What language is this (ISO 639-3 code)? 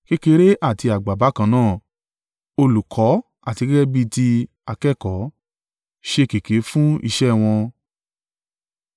yor